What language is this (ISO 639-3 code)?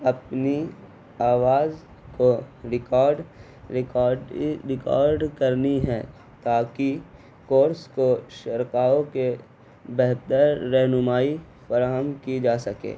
urd